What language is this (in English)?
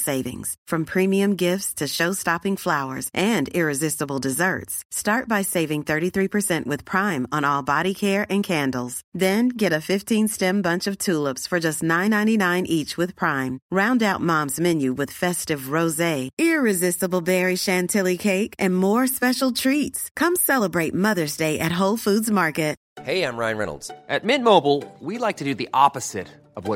Danish